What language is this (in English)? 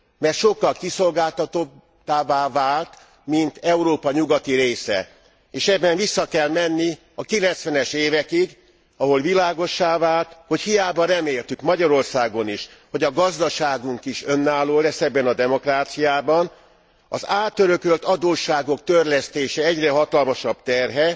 Hungarian